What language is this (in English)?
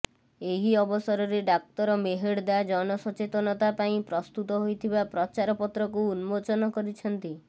Odia